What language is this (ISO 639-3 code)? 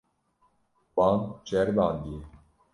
kur